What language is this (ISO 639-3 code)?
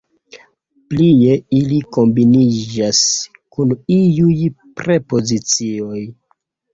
epo